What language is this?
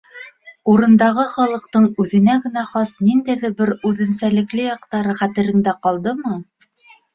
Bashkir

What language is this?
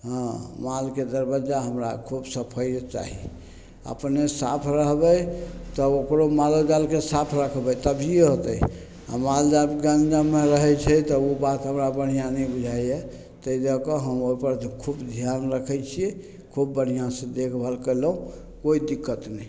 Maithili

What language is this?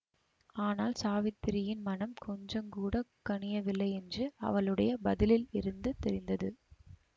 Tamil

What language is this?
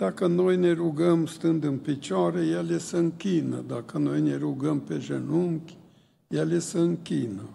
Romanian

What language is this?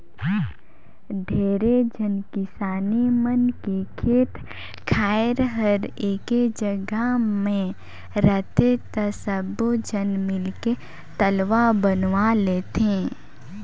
Chhattisgarhi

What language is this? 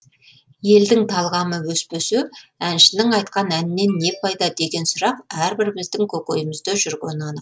Kazakh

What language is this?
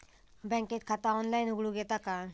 Marathi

